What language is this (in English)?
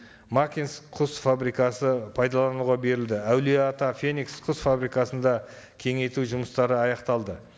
Kazakh